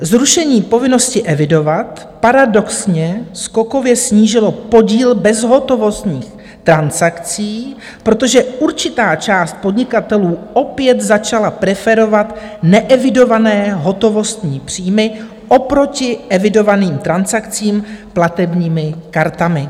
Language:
Czech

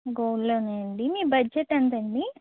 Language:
Telugu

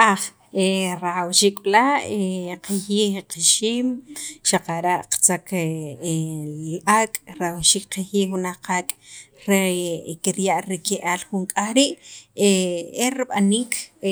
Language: Sacapulteco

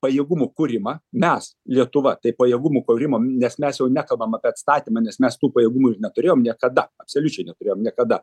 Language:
Lithuanian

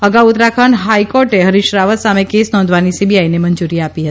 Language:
Gujarati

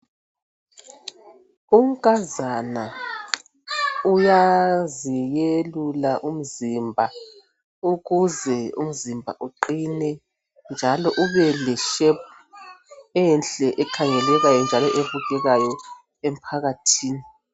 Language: North Ndebele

